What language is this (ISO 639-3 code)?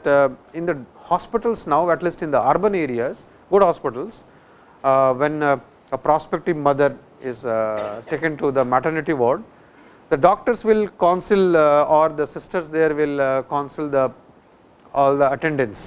eng